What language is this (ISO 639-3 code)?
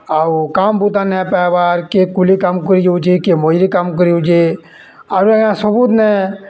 ori